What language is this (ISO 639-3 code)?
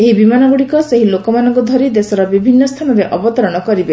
ori